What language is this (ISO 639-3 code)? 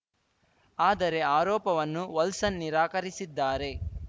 kan